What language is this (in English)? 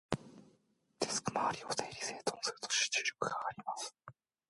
Japanese